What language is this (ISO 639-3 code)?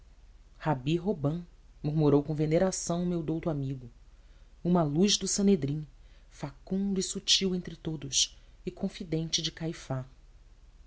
por